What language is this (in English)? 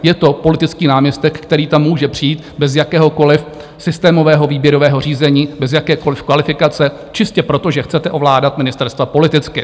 Czech